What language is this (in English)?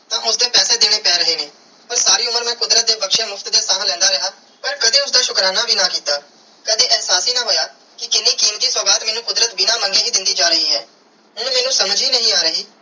Punjabi